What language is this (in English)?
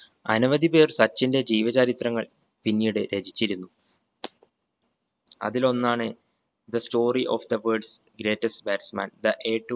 Malayalam